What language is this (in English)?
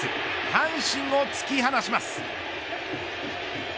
Japanese